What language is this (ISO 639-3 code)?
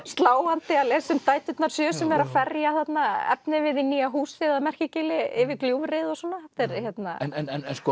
isl